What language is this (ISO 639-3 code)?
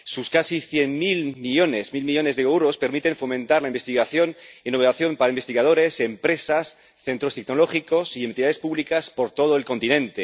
spa